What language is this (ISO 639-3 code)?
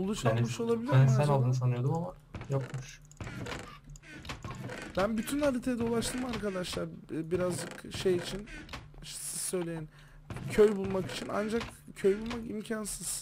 tur